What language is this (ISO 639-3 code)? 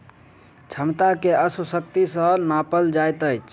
mai